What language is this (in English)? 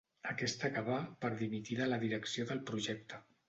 Catalan